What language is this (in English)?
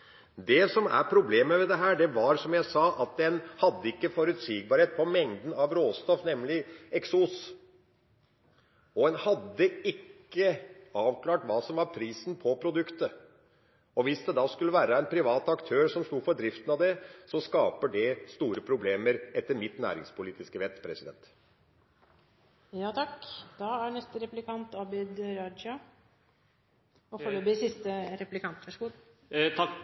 Norwegian Bokmål